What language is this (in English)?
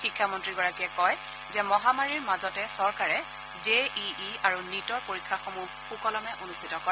Assamese